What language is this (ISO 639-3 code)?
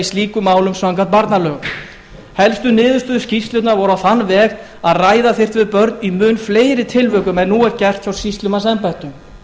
isl